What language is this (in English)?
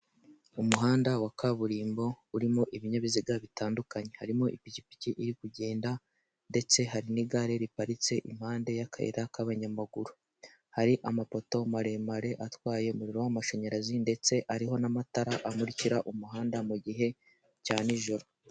Kinyarwanda